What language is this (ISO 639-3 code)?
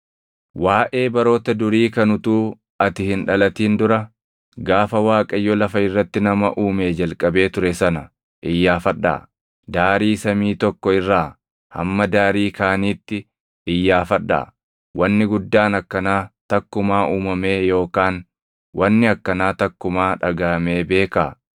orm